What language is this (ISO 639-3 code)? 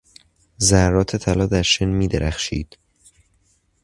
fas